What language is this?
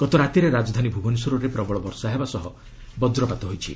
Odia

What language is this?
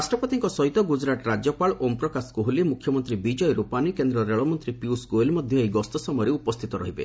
Odia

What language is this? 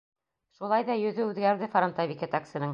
Bashkir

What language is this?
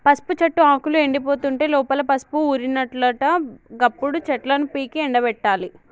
Telugu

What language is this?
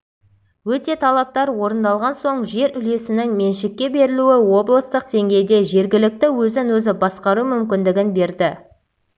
Kazakh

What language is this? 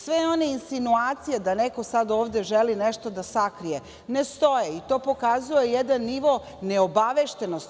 Serbian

